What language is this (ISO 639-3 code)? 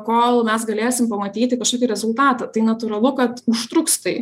lit